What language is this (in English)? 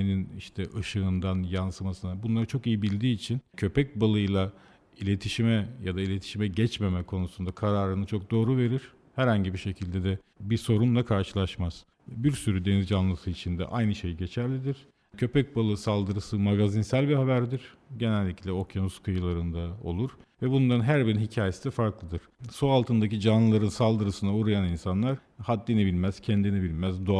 Turkish